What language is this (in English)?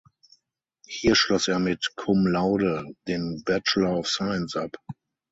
German